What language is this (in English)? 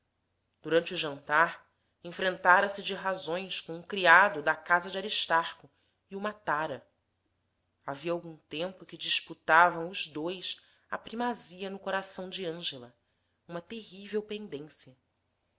Portuguese